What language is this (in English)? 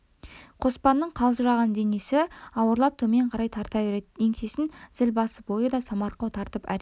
Kazakh